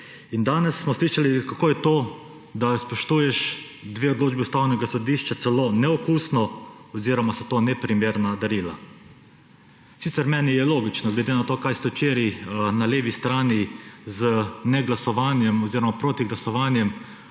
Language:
Slovenian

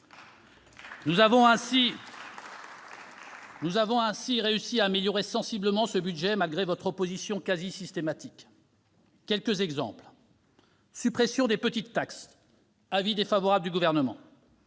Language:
French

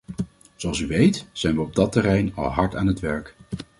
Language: Dutch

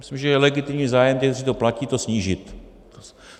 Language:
Czech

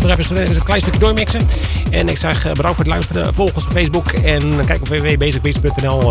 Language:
Dutch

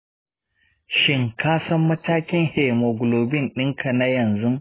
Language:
Hausa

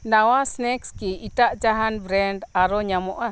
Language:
Santali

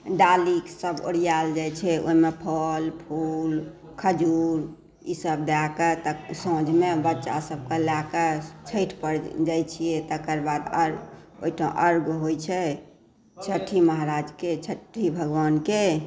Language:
Maithili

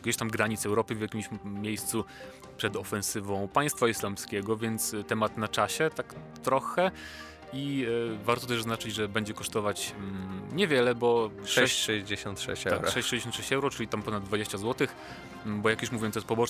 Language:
Polish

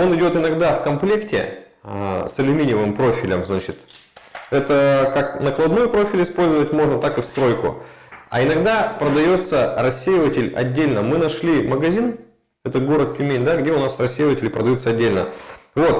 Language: Russian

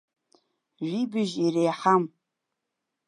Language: Abkhazian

